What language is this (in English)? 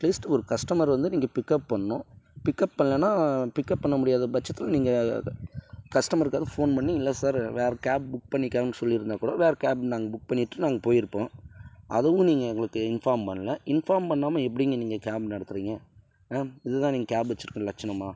Tamil